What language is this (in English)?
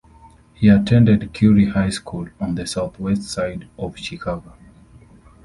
English